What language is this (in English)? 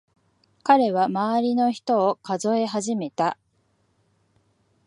Japanese